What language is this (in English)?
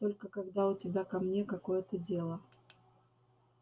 Russian